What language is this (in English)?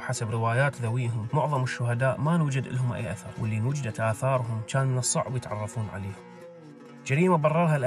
Arabic